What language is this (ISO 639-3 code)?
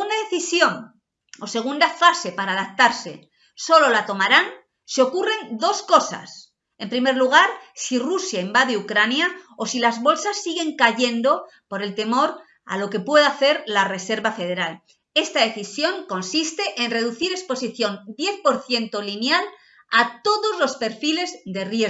spa